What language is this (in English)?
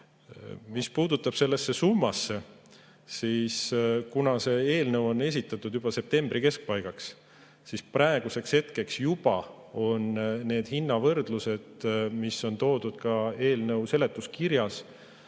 Estonian